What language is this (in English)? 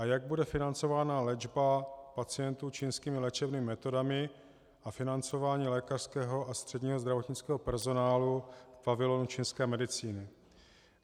Czech